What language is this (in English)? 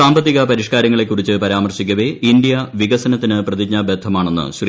Malayalam